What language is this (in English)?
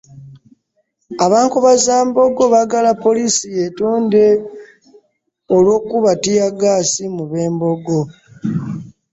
Ganda